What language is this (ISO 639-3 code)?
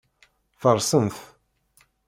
kab